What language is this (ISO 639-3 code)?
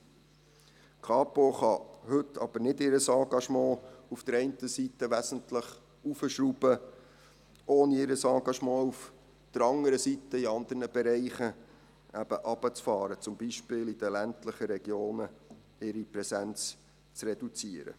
gsw